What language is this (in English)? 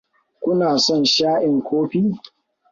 Hausa